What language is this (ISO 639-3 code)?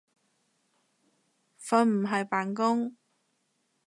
yue